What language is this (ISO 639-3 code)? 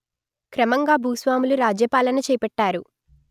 tel